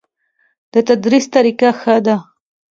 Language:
Pashto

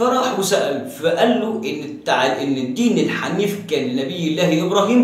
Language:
Arabic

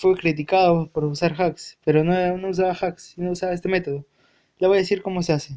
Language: Spanish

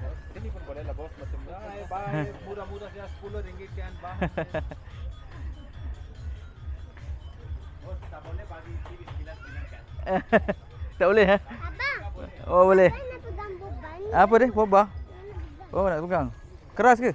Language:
Malay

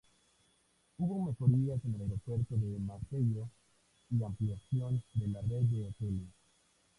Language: Spanish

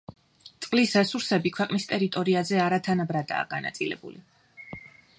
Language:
Georgian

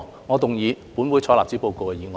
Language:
Cantonese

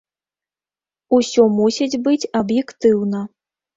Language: Belarusian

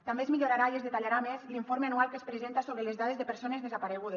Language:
Catalan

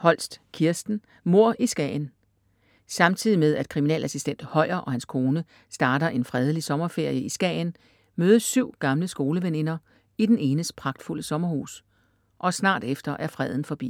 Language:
Danish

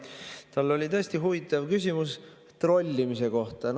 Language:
Estonian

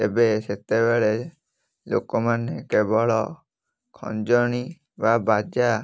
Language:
Odia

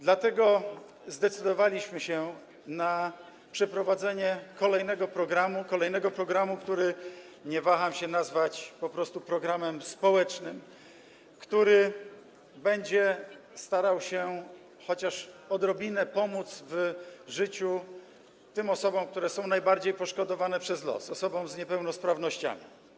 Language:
Polish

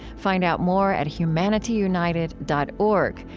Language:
English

